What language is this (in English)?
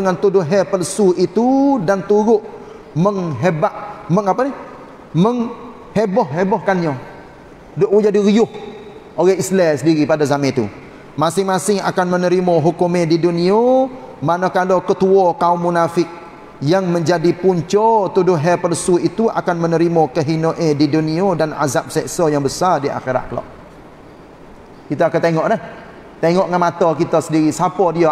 Malay